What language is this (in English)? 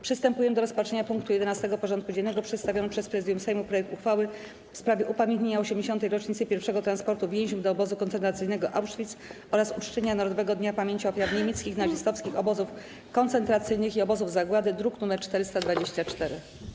Polish